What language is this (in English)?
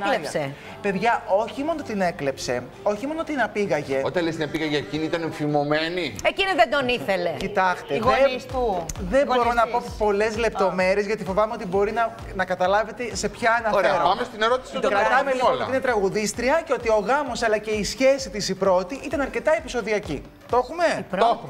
Greek